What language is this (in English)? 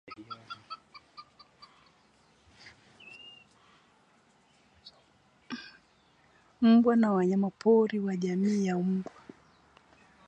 Swahili